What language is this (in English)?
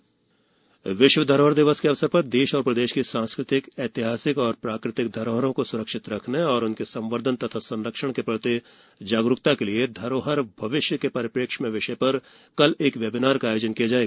Hindi